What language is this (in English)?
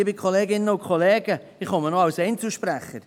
Swiss German